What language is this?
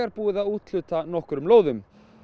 Icelandic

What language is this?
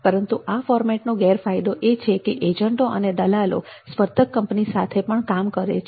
Gujarati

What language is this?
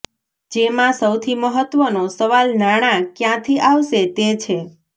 Gujarati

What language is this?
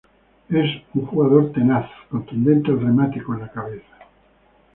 Spanish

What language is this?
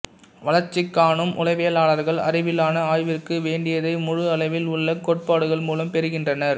Tamil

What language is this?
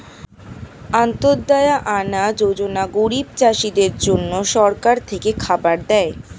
Bangla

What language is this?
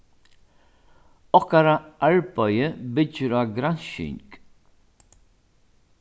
Faroese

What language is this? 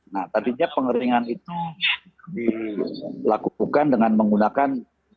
Indonesian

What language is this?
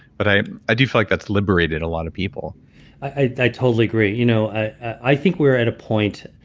English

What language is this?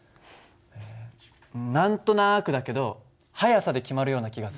Japanese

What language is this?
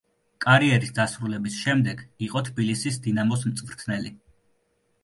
Georgian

